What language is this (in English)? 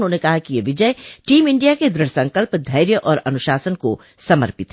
Hindi